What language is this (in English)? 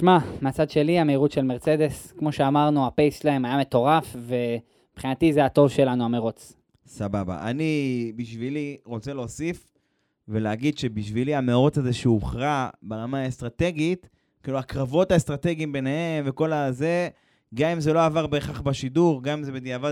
Hebrew